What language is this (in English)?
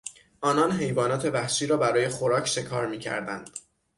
Persian